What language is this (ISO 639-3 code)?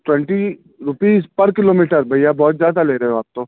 urd